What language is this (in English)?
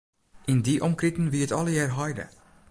Western Frisian